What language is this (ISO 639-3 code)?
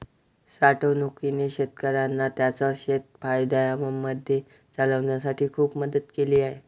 mar